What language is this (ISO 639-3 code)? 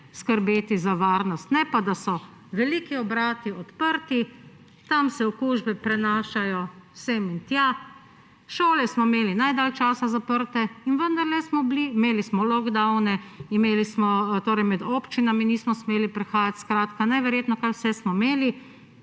slv